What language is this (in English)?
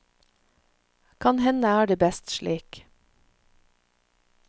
Norwegian